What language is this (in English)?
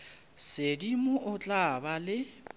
Northern Sotho